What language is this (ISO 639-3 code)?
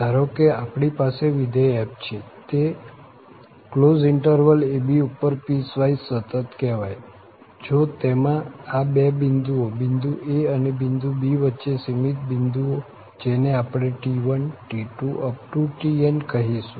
guj